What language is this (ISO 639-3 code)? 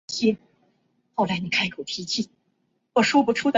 zho